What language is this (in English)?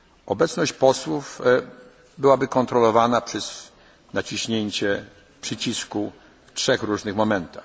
Polish